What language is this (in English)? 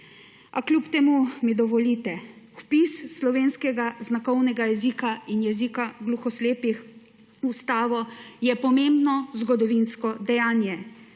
Slovenian